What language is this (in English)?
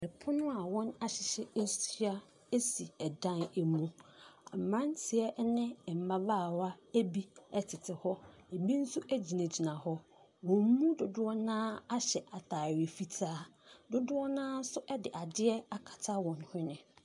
Akan